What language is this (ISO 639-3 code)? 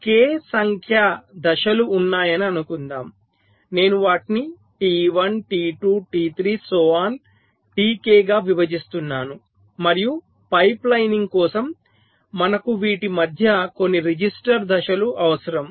tel